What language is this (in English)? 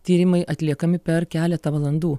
Lithuanian